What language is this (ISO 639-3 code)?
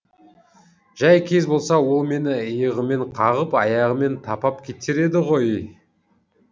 kaz